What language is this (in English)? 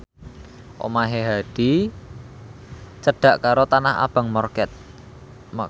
Javanese